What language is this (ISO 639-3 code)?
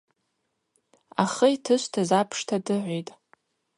abq